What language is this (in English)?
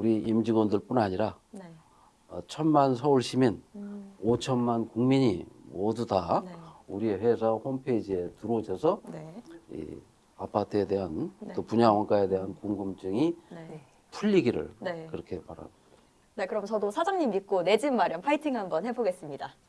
Korean